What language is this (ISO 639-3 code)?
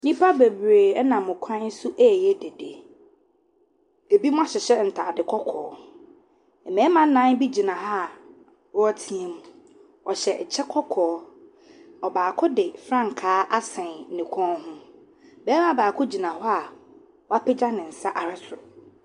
aka